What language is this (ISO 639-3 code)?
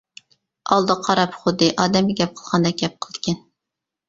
uig